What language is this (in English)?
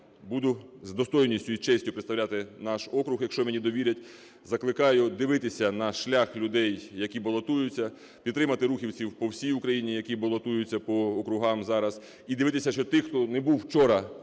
Ukrainian